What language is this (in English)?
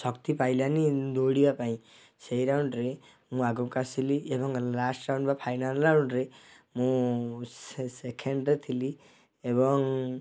Odia